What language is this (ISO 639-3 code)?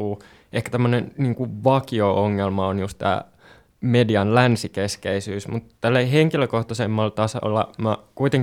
fin